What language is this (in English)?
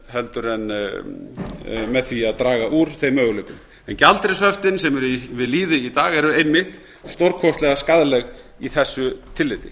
Icelandic